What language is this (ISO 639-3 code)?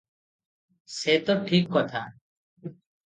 ori